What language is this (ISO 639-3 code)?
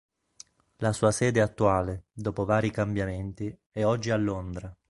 ita